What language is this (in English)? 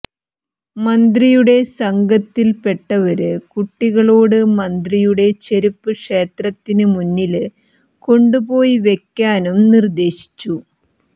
Malayalam